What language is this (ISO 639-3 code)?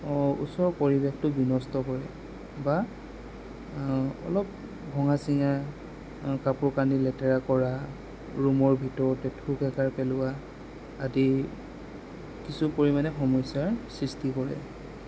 asm